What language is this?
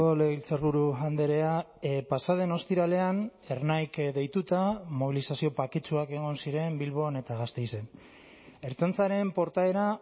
Basque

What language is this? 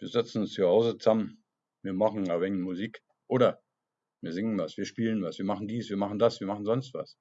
German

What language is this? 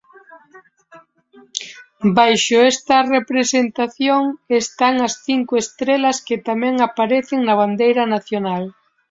Galician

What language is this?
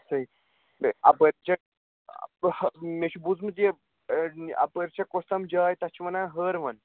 Kashmiri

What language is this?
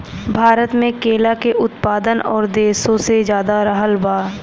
Bhojpuri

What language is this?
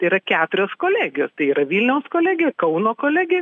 Lithuanian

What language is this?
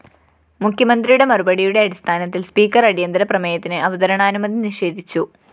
Malayalam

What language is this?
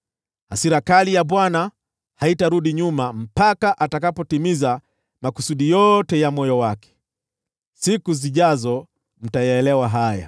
Swahili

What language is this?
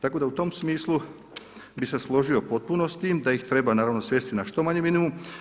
Croatian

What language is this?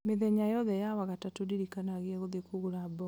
Kikuyu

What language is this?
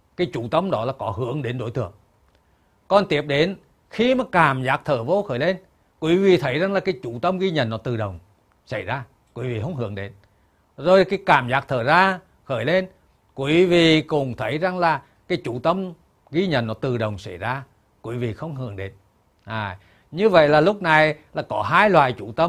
Vietnamese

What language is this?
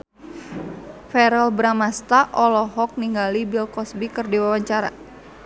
Sundanese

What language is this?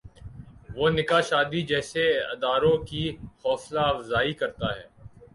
Urdu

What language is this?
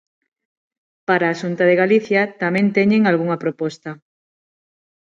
Galician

